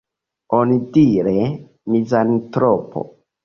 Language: Esperanto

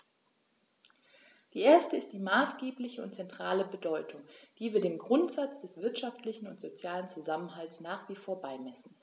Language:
German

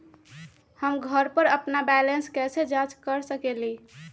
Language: Magahi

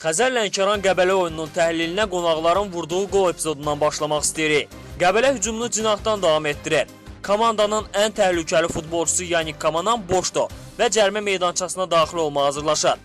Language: Turkish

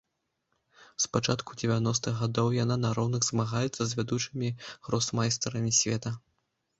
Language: Belarusian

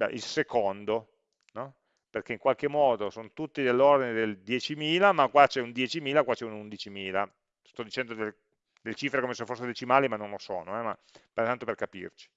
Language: Italian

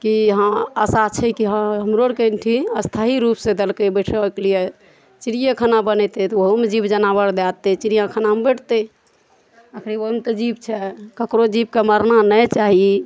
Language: Maithili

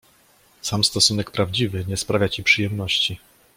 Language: Polish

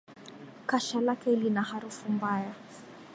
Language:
Swahili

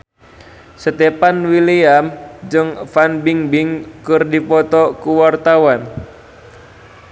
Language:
Sundanese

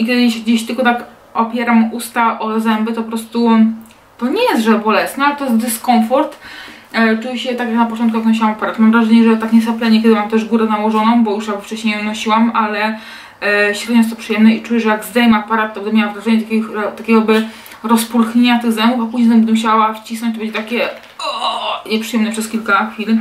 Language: Polish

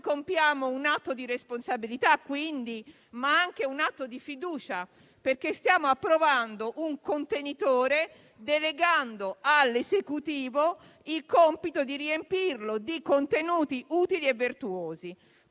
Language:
Italian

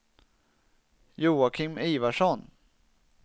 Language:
Swedish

